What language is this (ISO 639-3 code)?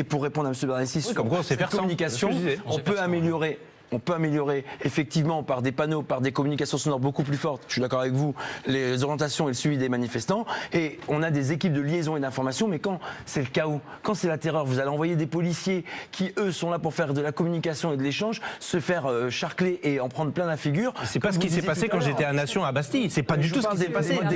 fra